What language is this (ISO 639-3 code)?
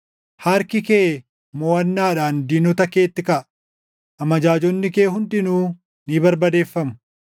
orm